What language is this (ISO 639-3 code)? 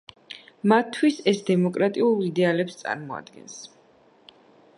kat